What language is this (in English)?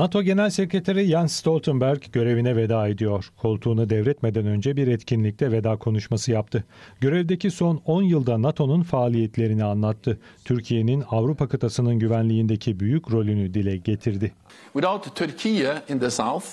Turkish